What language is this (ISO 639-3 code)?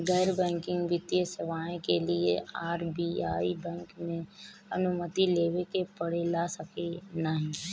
bho